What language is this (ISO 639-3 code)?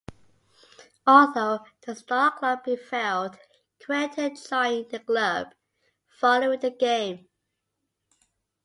eng